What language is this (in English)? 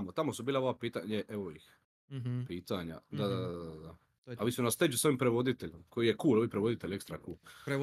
Croatian